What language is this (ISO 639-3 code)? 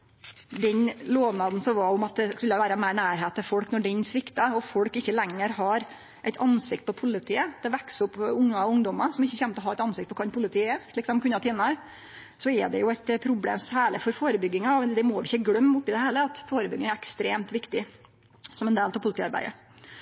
nno